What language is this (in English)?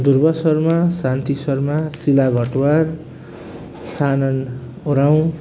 Nepali